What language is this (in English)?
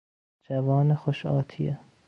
Persian